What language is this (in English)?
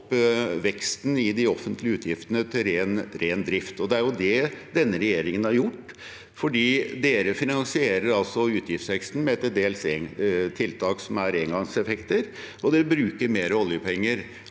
Norwegian